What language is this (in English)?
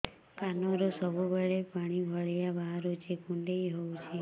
Odia